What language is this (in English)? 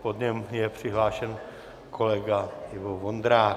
Czech